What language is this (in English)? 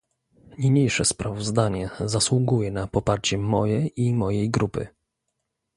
Polish